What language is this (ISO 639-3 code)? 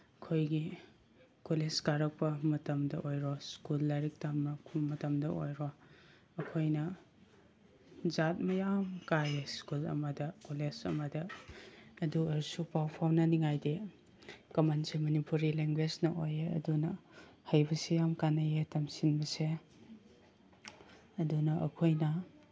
mni